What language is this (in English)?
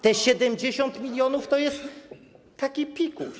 Polish